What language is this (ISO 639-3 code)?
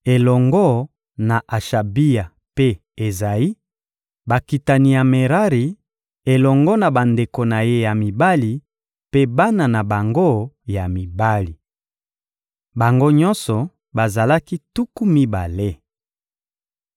lin